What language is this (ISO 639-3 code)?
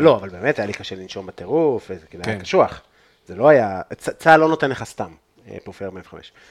heb